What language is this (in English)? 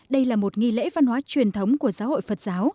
Vietnamese